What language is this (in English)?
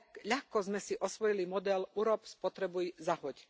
Slovak